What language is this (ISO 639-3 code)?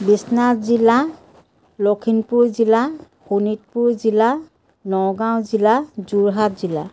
asm